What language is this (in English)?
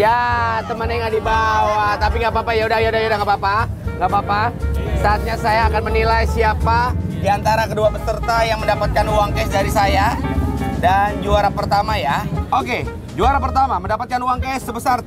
Indonesian